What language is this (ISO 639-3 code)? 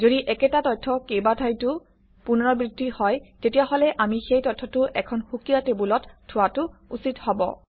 asm